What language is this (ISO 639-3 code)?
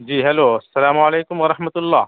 urd